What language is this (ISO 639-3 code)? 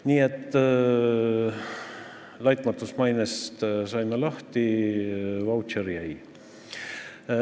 est